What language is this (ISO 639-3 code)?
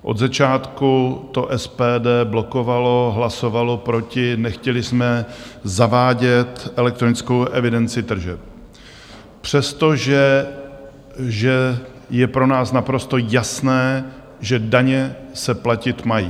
ces